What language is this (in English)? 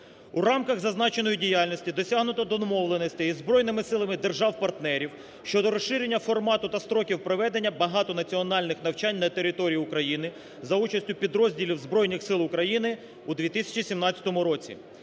Ukrainian